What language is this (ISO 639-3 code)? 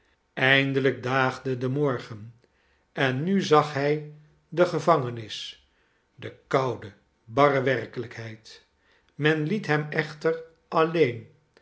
nld